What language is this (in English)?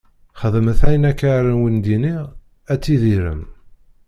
Kabyle